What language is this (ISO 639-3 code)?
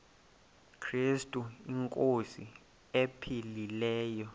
xho